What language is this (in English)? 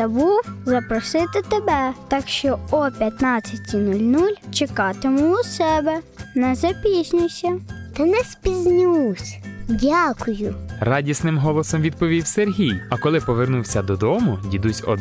Ukrainian